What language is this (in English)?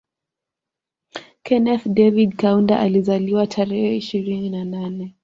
Swahili